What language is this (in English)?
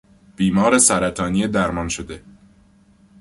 Persian